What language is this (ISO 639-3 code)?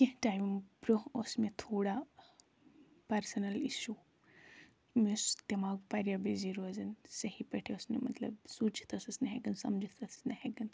kas